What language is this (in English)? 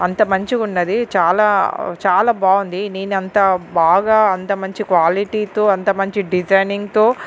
Telugu